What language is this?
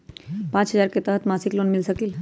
Magahi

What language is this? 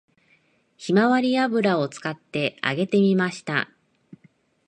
Japanese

